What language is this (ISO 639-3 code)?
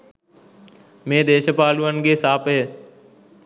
sin